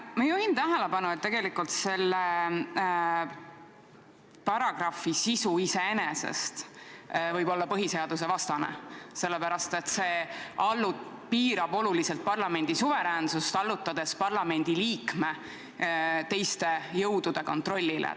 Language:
Estonian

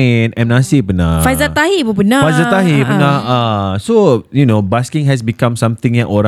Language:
Malay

